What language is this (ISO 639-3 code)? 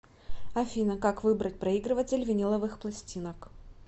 rus